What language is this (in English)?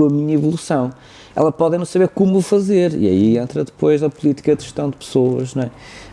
Portuguese